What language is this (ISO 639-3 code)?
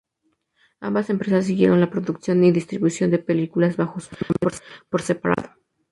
spa